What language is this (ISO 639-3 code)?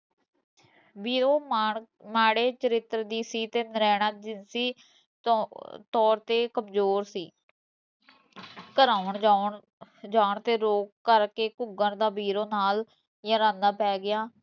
pan